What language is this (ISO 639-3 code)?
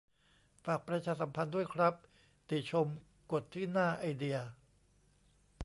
tha